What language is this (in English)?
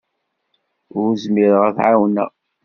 Kabyle